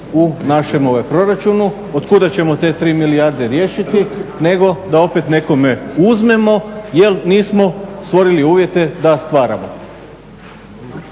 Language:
Croatian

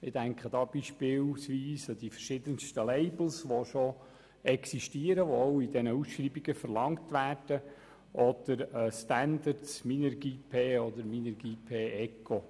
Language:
Swiss German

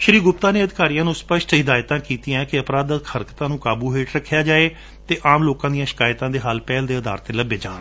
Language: Punjabi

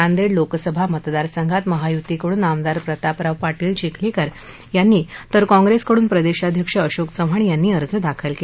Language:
Marathi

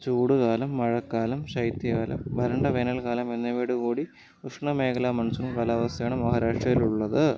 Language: Malayalam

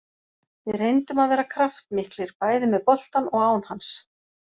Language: Icelandic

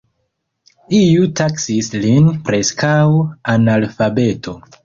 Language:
Esperanto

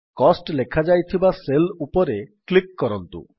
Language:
Odia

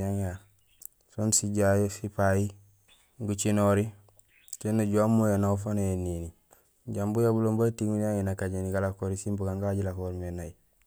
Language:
Gusilay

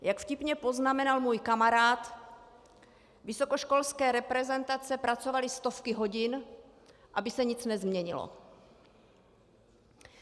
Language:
Czech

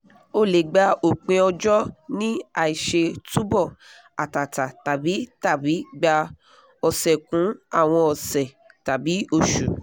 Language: Yoruba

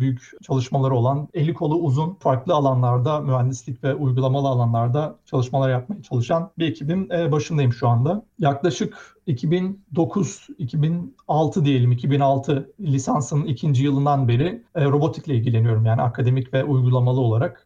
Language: Turkish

